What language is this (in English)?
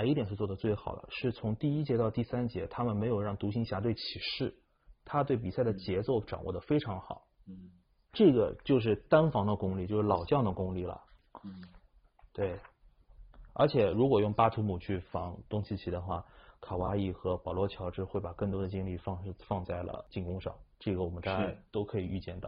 Chinese